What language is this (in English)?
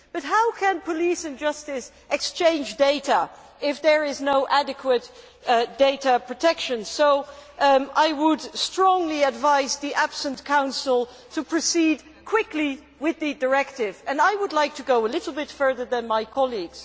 English